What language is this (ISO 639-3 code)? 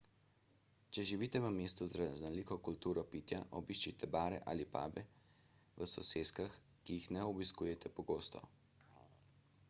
slv